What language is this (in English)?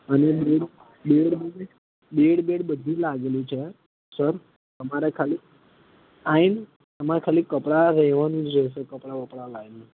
Gujarati